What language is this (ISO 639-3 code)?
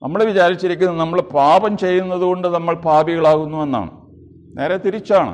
mal